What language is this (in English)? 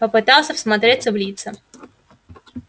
Russian